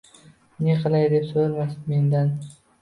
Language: Uzbek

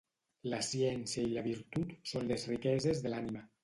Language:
Catalan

